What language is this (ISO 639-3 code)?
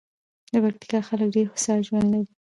pus